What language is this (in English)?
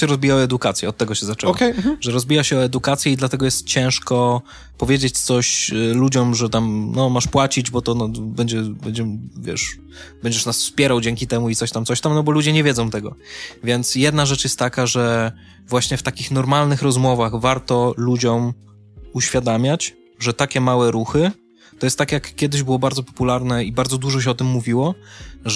Polish